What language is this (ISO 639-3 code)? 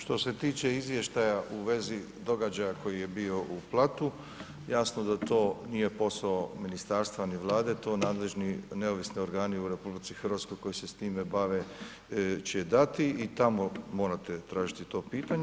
hrv